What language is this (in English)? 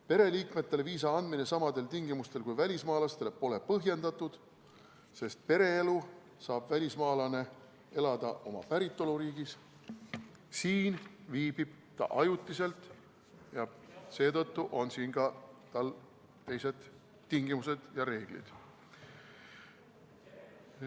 Estonian